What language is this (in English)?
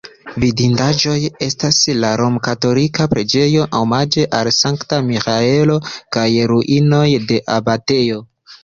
Esperanto